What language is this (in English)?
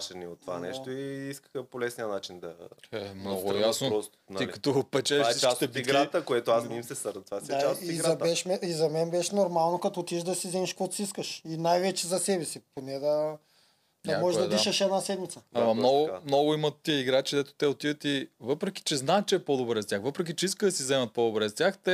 Bulgarian